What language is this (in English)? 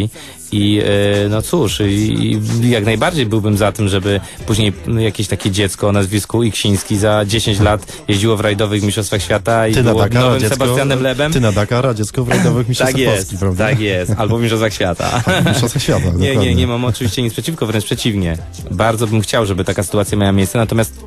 Polish